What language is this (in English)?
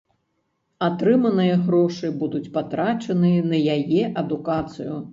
Belarusian